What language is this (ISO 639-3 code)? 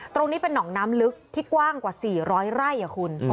tha